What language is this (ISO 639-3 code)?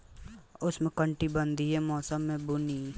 bho